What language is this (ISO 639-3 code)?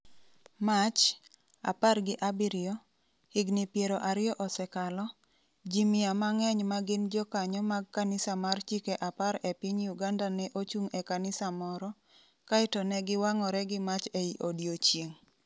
luo